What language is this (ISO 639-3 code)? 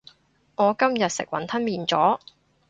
yue